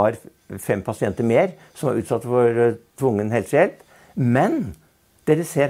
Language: Norwegian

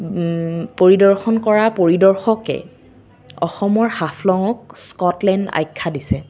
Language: Assamese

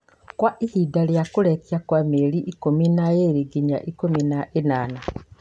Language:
Kikuyu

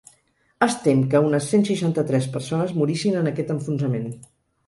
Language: Catalan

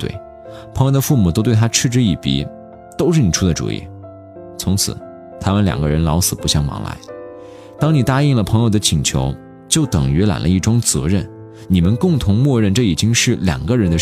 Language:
Chinese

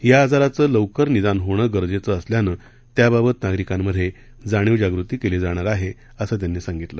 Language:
Marathi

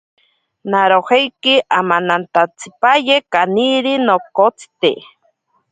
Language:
Ashéninka Perené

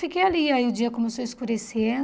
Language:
Portuguese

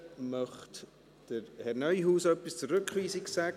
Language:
Swiss German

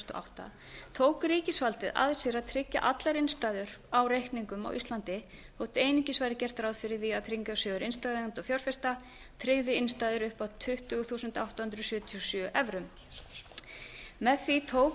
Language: Icelandic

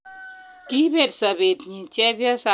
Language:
Kalenjin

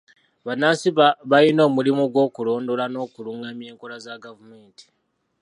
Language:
Ganda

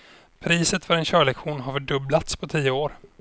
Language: Swedish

